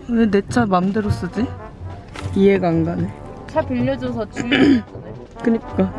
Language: Korean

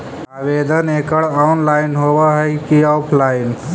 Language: Magahi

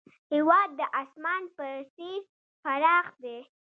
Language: Pashto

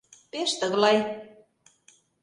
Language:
Mari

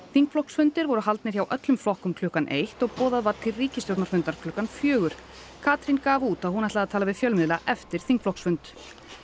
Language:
Icelandic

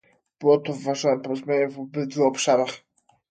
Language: Polish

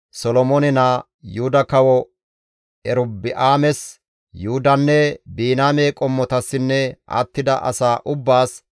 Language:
Gamo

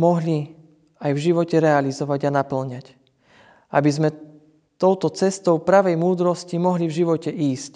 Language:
Slovak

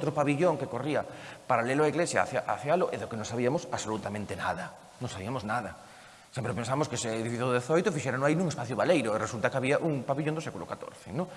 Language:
Spanish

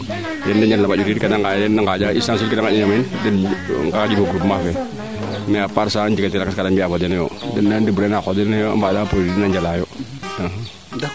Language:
Serer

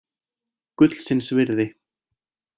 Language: Icelandic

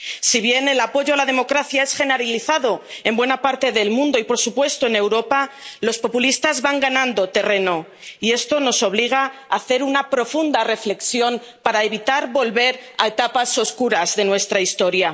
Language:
Spanish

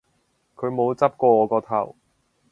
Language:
Cantonese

